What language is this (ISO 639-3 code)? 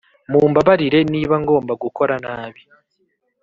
kin